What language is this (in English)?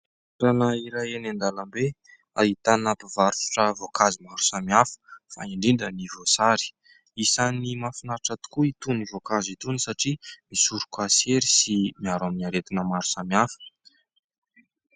Malagasy